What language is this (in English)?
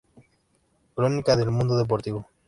Spanish